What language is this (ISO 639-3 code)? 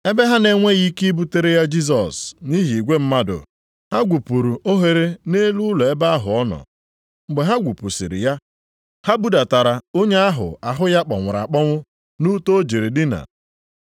ibo